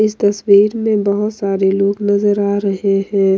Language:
Hindi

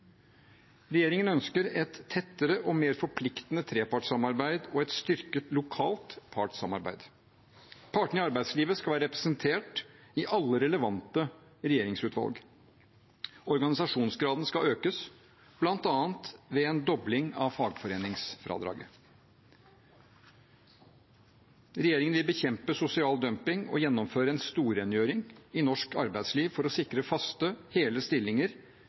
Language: Norwegian Bokmål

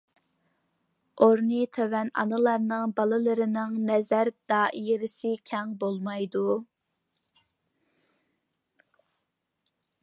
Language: Uyghur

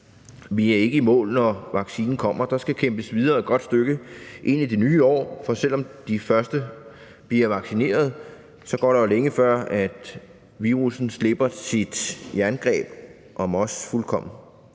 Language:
Danish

